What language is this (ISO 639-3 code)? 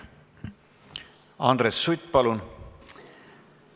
est